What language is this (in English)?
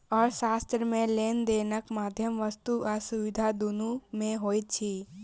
Maithili